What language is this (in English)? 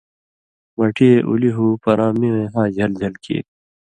Indus Kohistani